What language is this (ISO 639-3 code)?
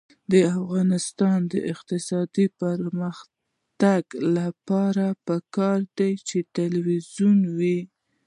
pus